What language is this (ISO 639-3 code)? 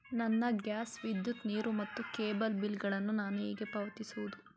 kan